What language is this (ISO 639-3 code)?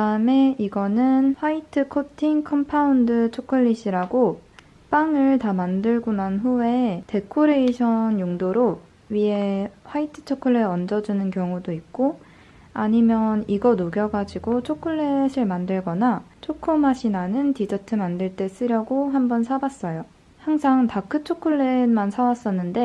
kor